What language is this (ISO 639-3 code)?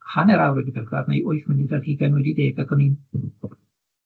cym